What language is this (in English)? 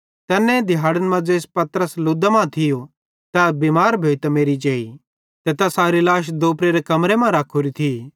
Bhadrawahi